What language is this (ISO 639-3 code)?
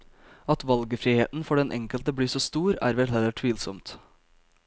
nor